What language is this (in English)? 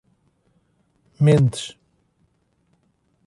Portuguese